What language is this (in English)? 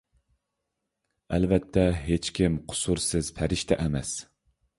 Uyghur